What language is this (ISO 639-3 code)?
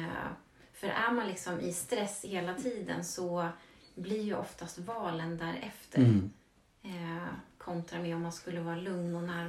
swe